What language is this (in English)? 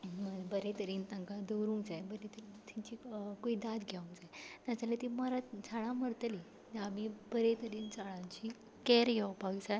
Konkani